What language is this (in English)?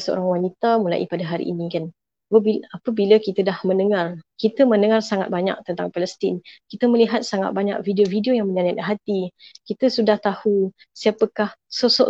Malay